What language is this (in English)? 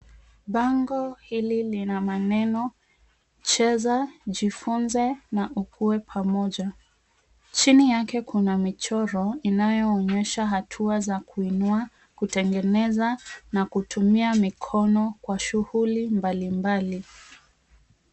Swahili